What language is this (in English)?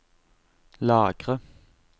Norwegian